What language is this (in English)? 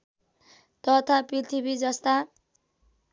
Nepali